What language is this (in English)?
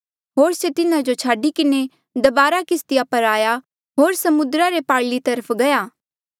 Mandeali